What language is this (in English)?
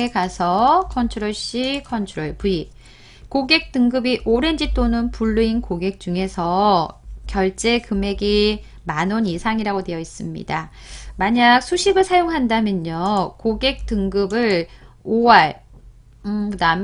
Korean